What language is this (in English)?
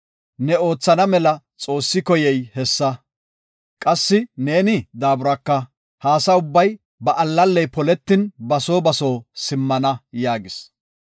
Gofa